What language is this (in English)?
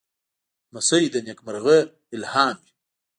Pashto